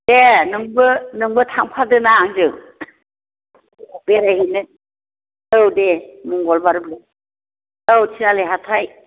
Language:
Bodo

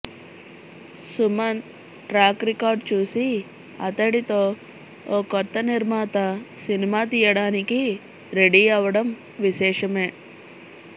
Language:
Telugu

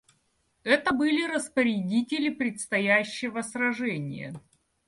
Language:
Russian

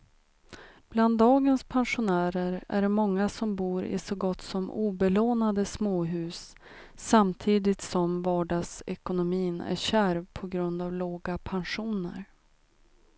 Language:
Swedish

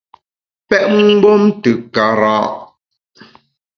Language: Bamun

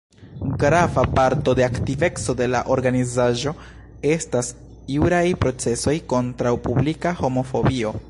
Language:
Esperanto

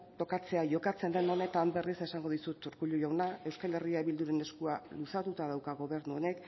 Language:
Basque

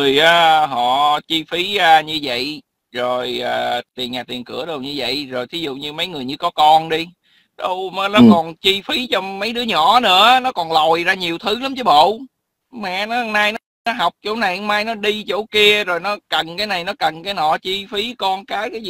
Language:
Vietnamese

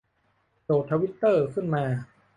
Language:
Thai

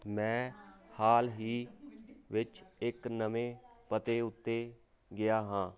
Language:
Punjabi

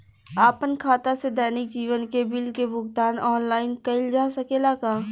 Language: Bhojpuri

